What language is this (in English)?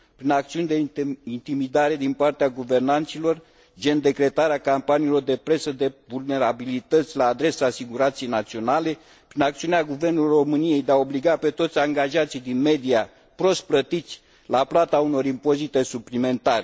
Romanian